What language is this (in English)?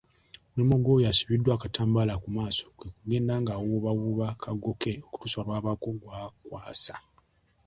Ganda